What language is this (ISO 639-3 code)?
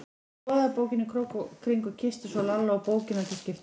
isl